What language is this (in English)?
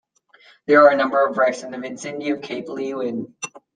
English